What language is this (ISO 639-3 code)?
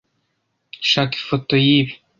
kin